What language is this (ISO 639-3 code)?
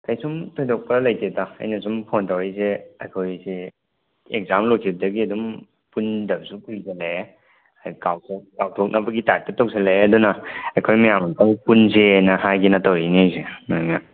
mni